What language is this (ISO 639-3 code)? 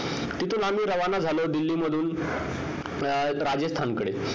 mar